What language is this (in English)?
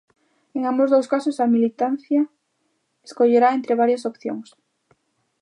Galician